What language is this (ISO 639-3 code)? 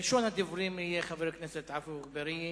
heb